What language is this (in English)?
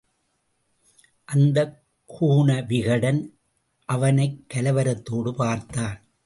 Tamil